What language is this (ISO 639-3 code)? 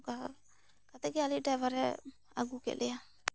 sat